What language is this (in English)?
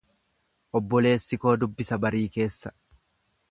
Oromo